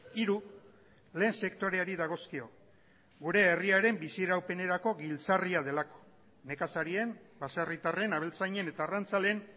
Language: Basque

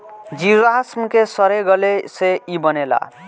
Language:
Bhojpuri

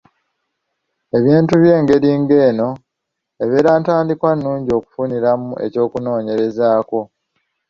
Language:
Ganda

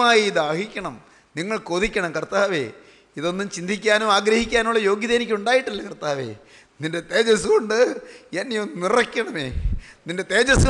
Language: Hindi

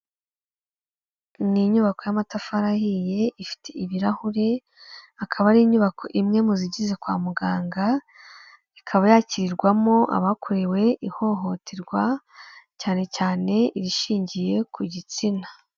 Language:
Kinyarwanda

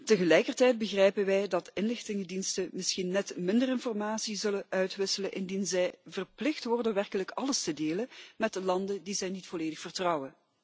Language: Dutch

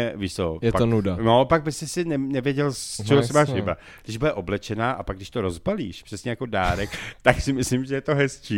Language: Czech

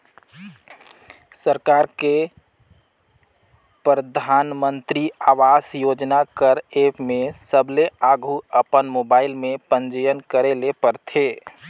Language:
Chhattisgarhi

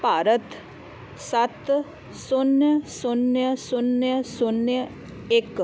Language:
Punjabi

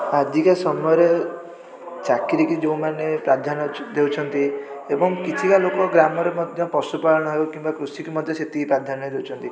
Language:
Odia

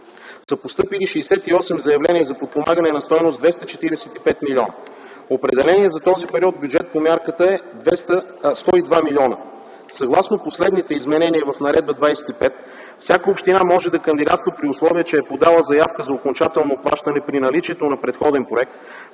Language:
Bulgarian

